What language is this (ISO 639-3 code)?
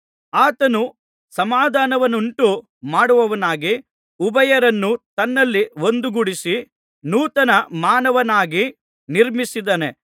kan